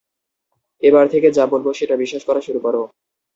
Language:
Bangla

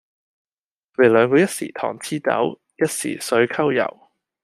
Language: Cantonese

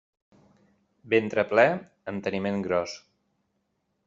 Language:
Catalan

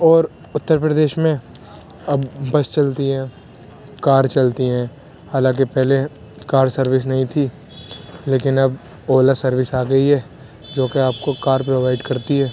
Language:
Urdu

